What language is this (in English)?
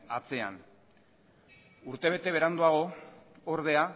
Basque